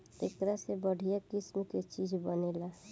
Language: Bhojpuri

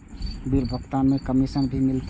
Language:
Maithili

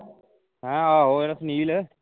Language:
Punjabi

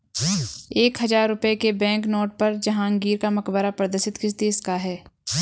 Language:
Hindi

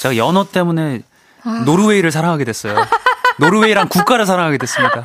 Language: Korean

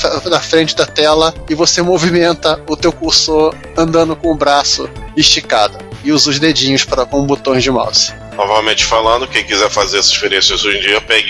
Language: Portuguese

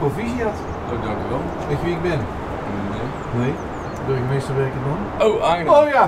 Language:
Dutch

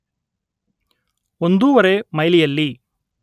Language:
Kannada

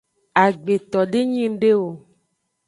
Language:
Aja (Benin)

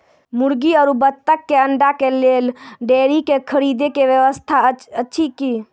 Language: Maithili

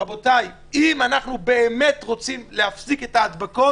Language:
Hebrew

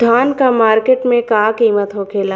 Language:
Bhojpuri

